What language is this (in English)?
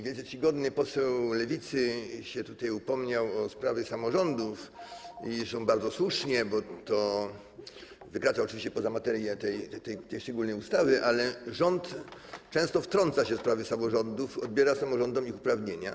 Polish